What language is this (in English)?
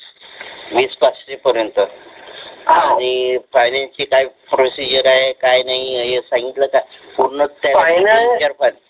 Marathi